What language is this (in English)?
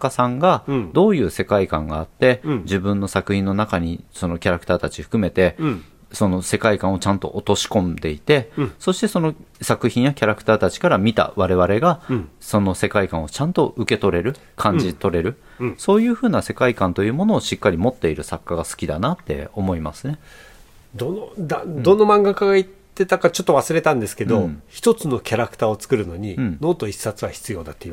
Japanese